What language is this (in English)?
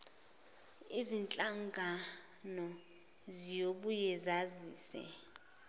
Zulu